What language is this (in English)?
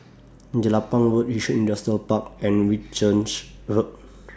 English